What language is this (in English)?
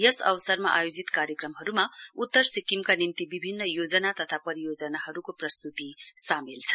Nepali